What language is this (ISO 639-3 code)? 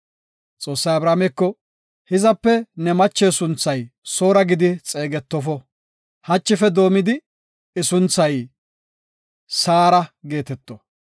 gof